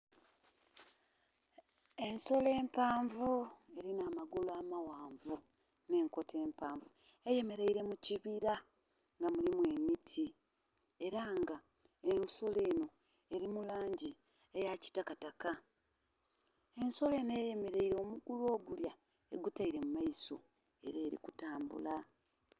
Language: Soga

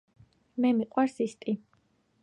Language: Georgian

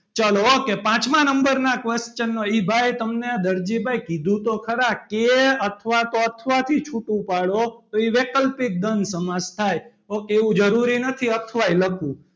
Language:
Gujarati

